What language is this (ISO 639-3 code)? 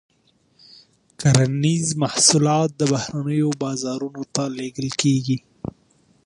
pus